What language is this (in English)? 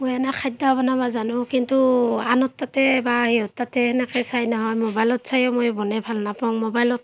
Assamese